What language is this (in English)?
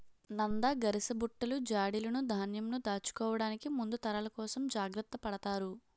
Telugu